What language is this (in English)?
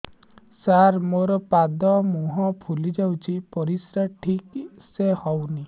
Odia